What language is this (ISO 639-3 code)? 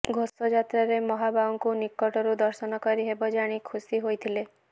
ori